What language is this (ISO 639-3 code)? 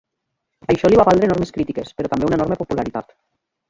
cat